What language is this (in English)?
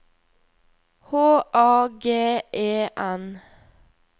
Norwegian